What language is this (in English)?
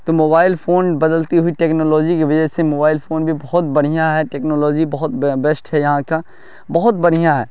Urdu